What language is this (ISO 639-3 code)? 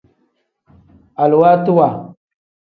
kdh